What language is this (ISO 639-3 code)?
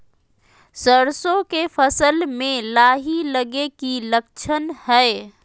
mag